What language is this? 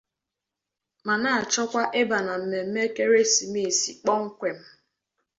Igbo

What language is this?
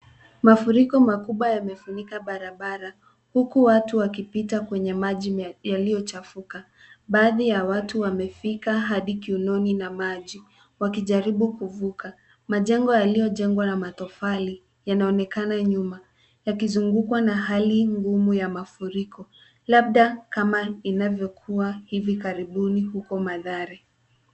Swahili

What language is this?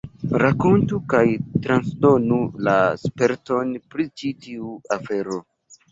Esperanto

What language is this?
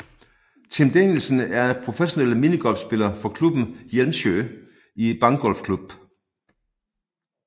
Danish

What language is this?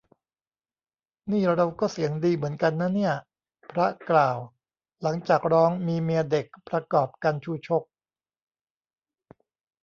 Thai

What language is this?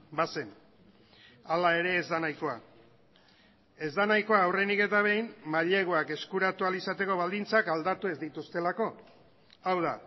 Basque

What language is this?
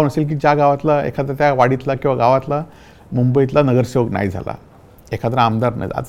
Marathi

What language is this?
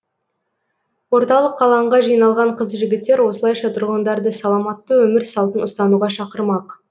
Kazakh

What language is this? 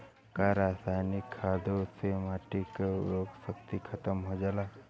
Bhojpuri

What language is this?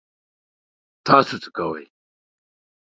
Pashto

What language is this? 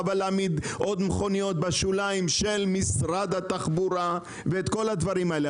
Hebrew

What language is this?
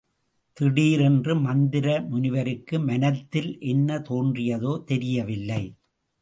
Tamil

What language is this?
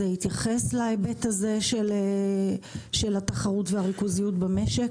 Hebrew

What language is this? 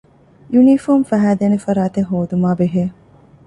Divehi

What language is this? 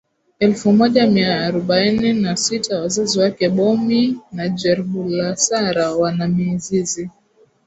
Swahili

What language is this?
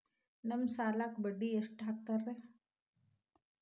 Kannada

